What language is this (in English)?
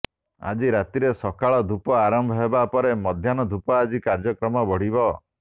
Odia